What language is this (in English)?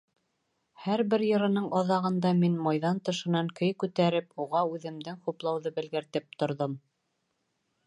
Bashkir